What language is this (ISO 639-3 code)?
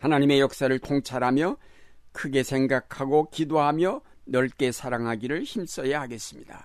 kor